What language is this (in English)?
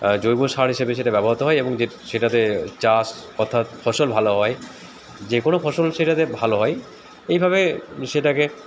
Bangla